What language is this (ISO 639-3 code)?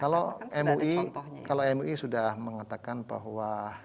ind